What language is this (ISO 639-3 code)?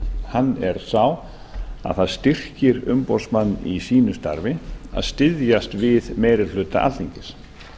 isl